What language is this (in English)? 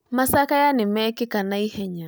Kikuyu